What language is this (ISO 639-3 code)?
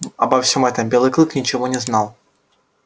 rus